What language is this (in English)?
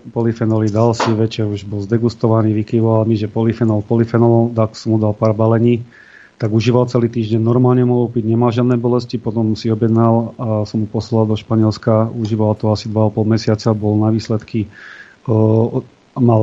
Slovak